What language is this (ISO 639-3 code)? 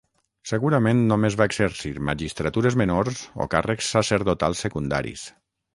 cat